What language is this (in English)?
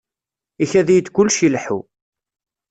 Kabyle